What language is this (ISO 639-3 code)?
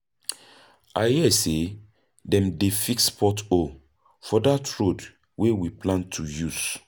pcm